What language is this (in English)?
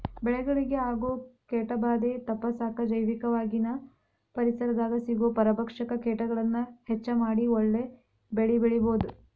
Kannada